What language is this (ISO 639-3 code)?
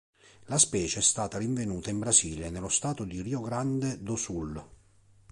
ita